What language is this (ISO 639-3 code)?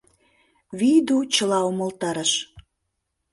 chm